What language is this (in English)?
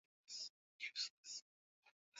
Swahili